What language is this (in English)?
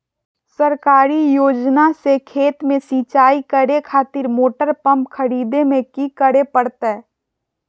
Magahi